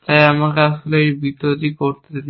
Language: Bangla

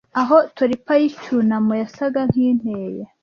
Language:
Kinyarwanda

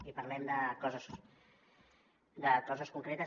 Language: Catalan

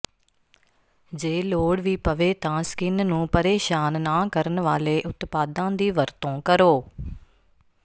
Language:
Punjabi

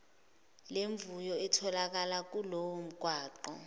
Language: Zulu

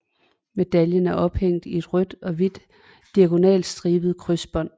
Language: Danish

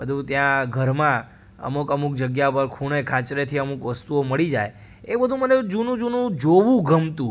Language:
Gujarati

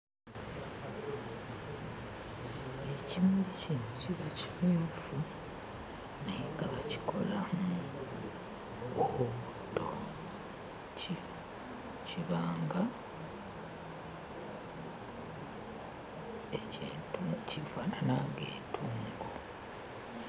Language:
Ganda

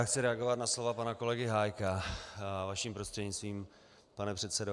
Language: Czech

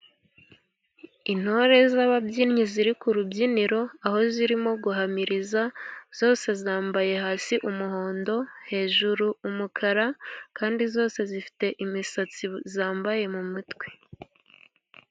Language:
Kinyarwanda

